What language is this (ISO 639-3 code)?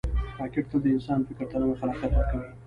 pus